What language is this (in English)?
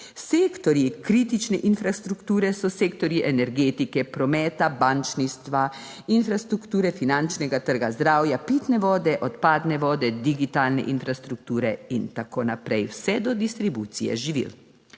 Slovenian